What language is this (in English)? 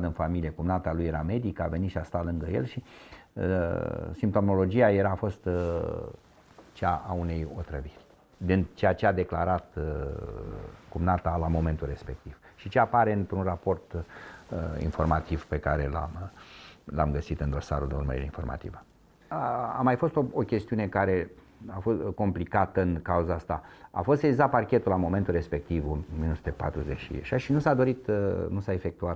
Romanian